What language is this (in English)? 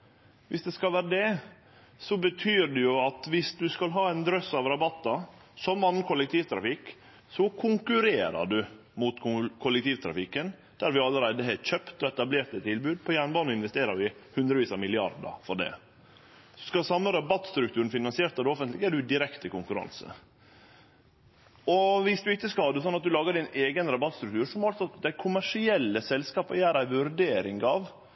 Norwegian Nynorsk